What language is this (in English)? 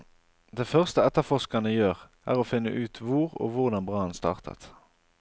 Norwegian